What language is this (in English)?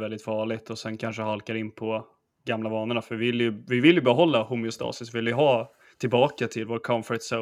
Swedish